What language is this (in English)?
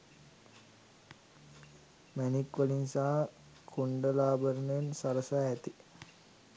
Sinhala